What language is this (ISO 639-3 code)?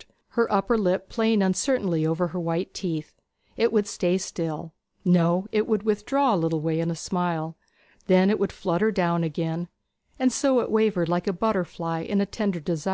eng